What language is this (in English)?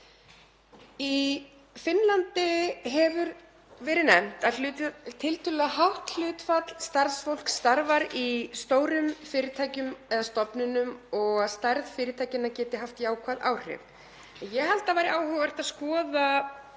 Icelandic